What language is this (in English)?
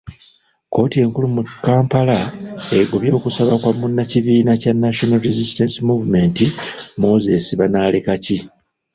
Ganda